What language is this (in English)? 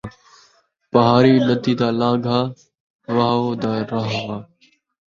Saraiki